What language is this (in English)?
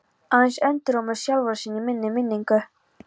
Icelandic